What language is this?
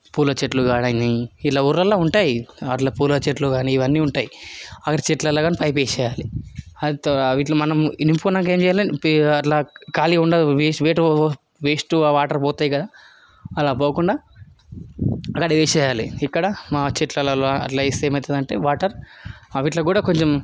Telugu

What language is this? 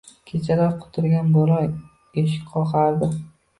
Uzbek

